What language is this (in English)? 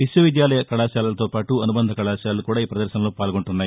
Telugu